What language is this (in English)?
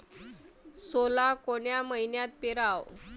Marathi